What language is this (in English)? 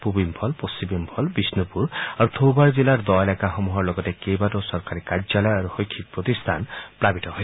Assamese